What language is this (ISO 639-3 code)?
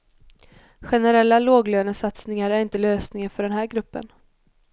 swe